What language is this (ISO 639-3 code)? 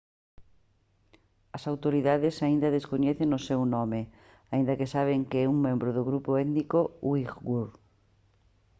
glg